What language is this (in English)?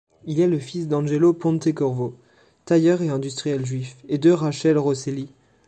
French